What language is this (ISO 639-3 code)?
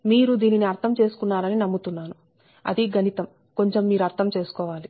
tel